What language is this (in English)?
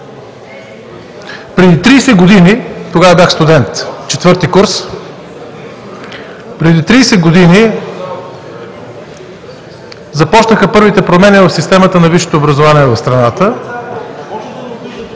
Bulgarian